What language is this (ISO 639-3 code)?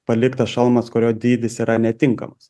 lit